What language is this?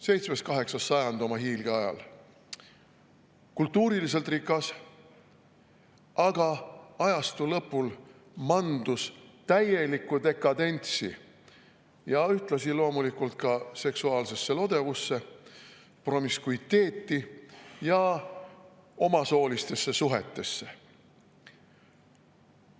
Estonian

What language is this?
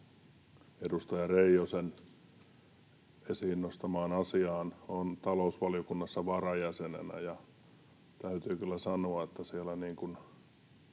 Finnish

